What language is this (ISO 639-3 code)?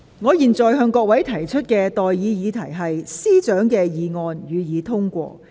yue